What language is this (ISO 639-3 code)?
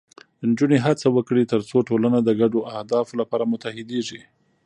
pus